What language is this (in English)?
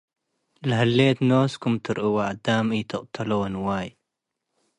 Tigre